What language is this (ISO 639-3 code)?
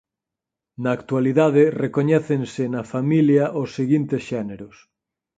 glg